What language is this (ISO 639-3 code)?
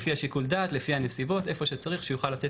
heb